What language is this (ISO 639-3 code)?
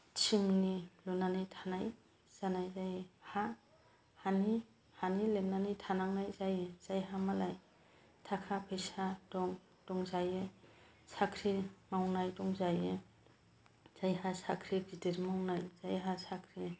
brx